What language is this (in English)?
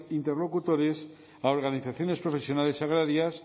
Spanish